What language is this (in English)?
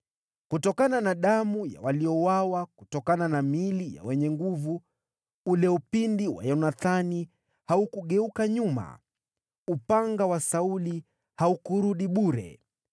Swahili